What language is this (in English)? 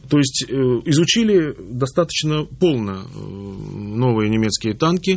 Russian